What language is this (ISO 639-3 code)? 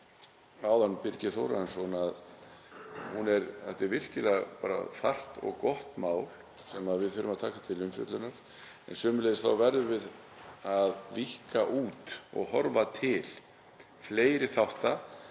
isl